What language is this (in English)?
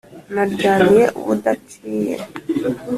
Kinyarwanda